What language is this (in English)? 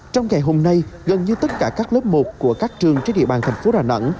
Vietnamese